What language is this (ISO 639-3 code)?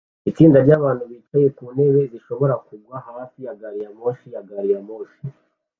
kin